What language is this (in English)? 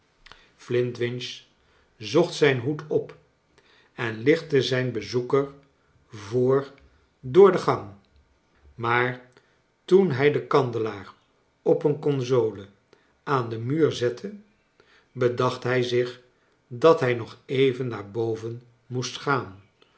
Dutch